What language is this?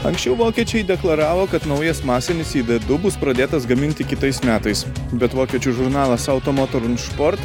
Lithuanian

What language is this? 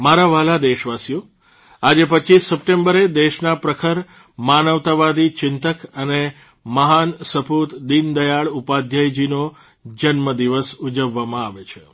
Gujarati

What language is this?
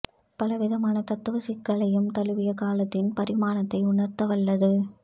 Tamil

